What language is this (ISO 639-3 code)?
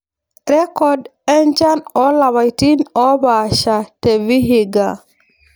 mas